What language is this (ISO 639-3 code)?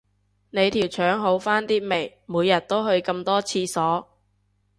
yue